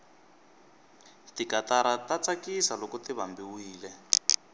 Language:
Tsonga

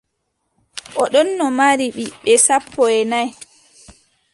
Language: Adamawa Fulfulde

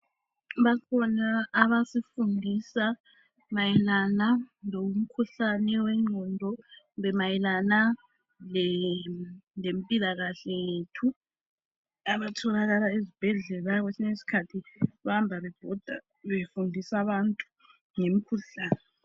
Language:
North Ndebele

